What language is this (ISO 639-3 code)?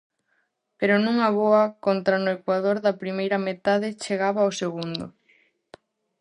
glg